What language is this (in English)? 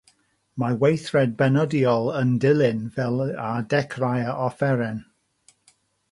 Welsh